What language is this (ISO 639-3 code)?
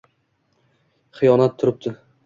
uzb